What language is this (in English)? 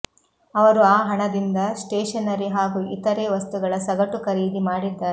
Kannada